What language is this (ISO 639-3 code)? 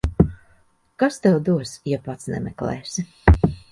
lav